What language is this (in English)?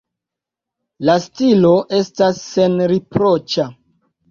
Esperanto